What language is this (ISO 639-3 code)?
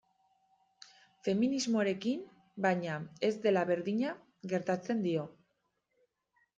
eus